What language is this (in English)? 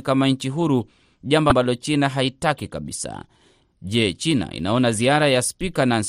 Swahili